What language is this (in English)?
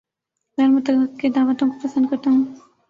Urdu